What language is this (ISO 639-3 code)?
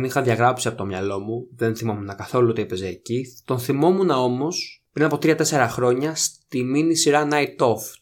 ell